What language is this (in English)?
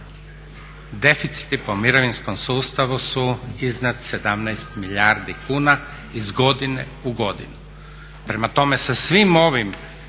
Croatian